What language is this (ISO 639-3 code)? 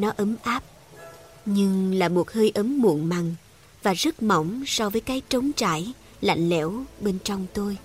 vie